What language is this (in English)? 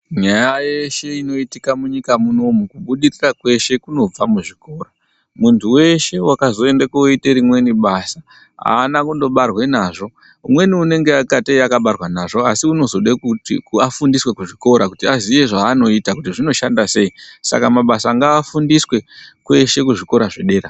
Ndau